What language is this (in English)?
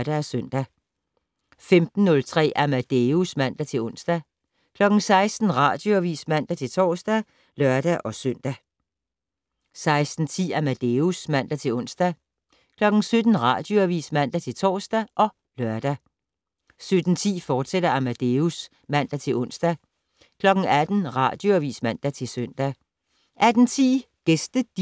Danish